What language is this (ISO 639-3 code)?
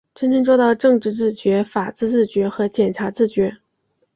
zho